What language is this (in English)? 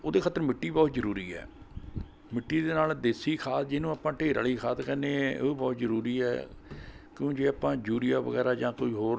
Punjabi